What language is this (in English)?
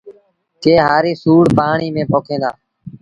Sindhi Bhil